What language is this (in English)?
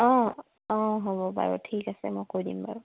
Assamese